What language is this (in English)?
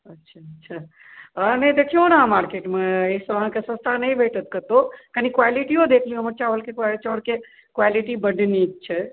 Maithili